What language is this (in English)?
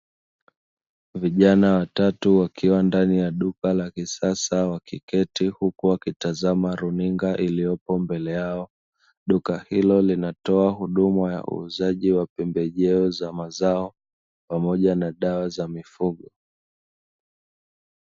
Swahili